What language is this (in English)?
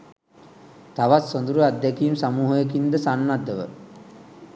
Sinhala